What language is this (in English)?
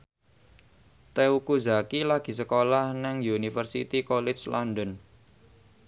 Javanese